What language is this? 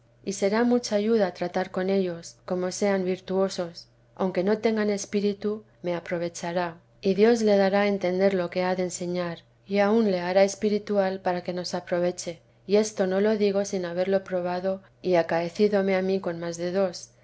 Spanish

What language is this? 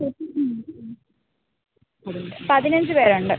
Malayalam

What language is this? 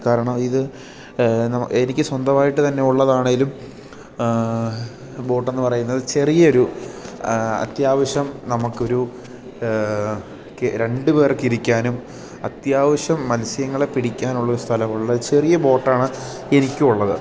Malayalam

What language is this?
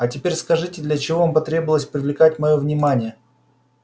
Russian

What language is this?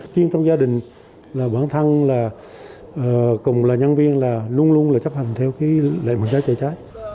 Vietnamese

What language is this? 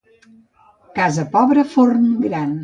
Catalan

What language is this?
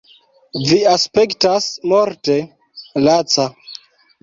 Esperanto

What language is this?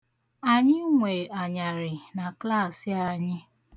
Igbo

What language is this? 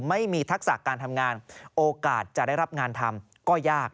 Thai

